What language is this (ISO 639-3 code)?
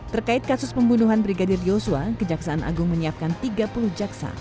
ind